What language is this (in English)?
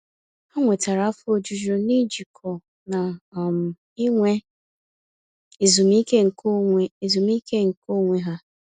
Igbo